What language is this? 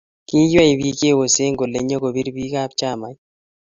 Kalenjin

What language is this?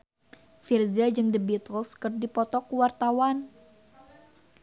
Sundanese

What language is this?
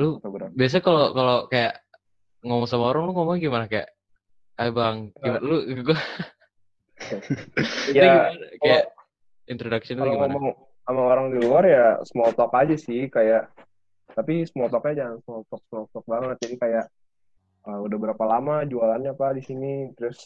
Indonesian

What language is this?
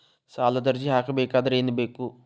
Kannada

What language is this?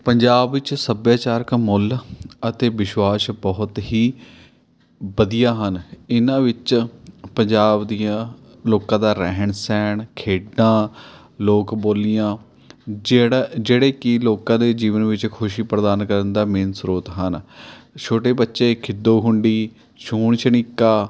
Punjabi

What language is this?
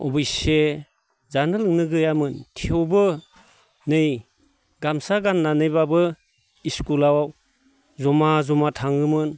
Bodo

